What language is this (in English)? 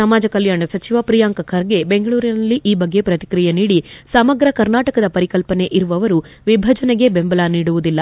Kannada